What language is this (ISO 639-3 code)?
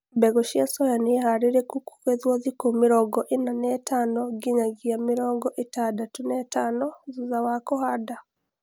kik